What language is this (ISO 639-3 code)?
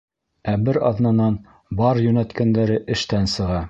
bak